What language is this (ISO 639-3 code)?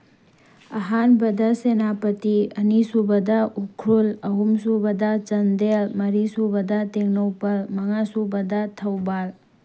mni